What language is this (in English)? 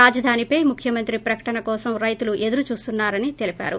Telugu